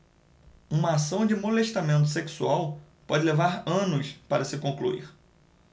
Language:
Portuguese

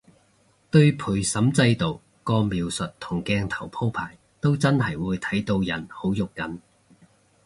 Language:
Cantonese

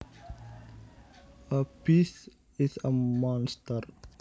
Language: Javanese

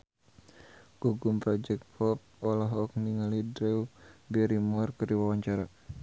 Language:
Sundanese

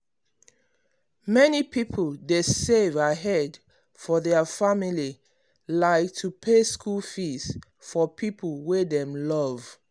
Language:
Nigerian Pidgin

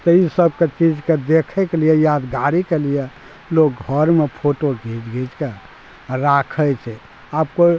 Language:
Maithili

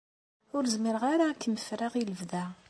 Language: Kabyle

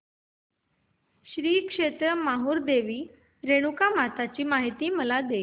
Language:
Marathi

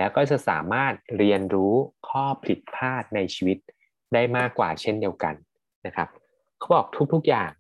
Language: Thai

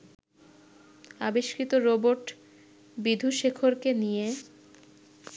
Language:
Bangla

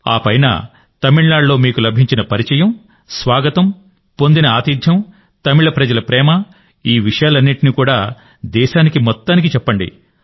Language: Telugu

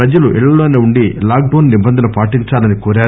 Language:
Telugu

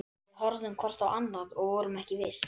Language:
Icelandic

